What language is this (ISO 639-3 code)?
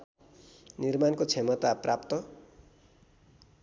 nep